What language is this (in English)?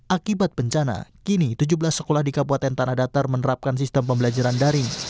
Indonesian